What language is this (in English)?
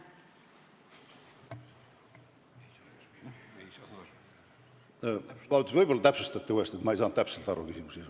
Estonian